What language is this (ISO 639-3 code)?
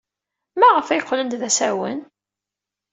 kab